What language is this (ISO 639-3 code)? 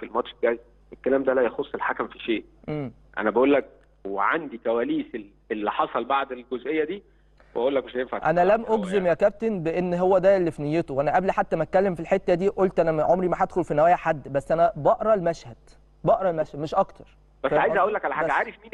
ara